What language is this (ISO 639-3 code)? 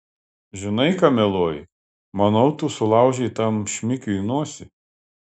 lit